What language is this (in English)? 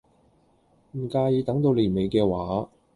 Cantonese